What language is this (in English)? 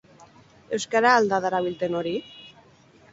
Basque